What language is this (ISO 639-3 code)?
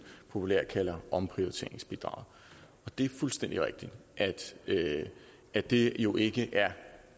dan